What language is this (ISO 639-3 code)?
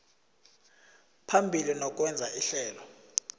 nbl